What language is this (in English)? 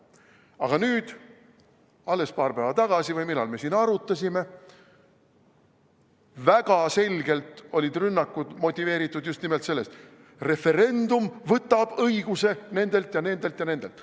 Estonian